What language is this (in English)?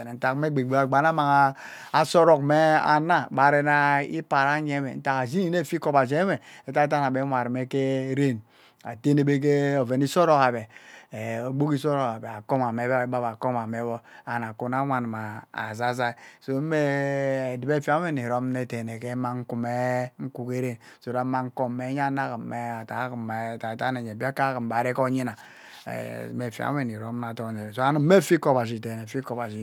Ubaghara